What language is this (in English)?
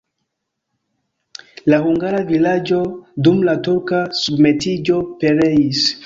Esperanto